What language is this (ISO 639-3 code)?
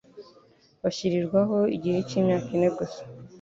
kin